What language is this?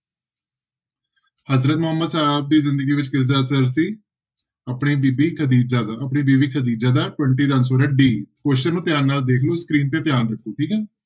Punjabi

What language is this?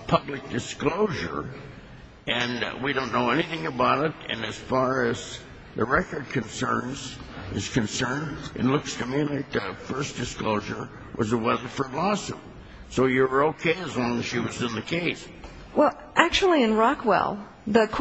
English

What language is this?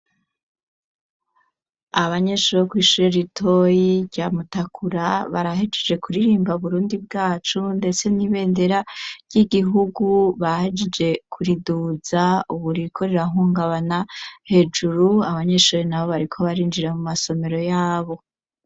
Rundi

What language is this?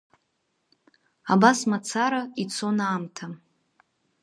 Abkhazian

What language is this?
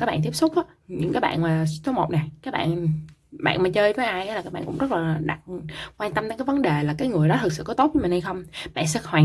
Vietnamese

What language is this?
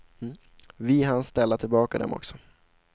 Swedish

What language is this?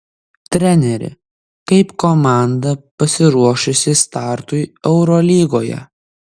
Lithuanian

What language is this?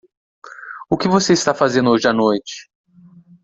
Portuguese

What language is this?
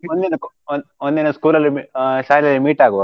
Kannada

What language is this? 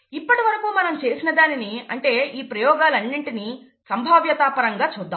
Telugu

